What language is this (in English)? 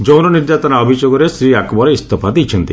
Odia